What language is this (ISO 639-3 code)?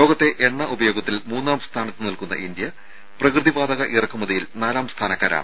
mal